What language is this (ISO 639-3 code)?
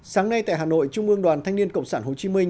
vie